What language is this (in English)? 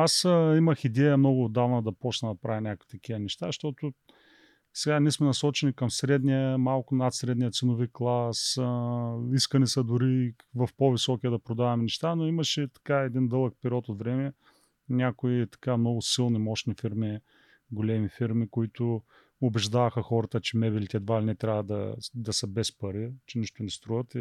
Bulgarian